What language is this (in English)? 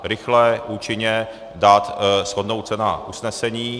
Czech